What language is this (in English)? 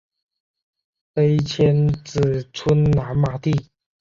Chinese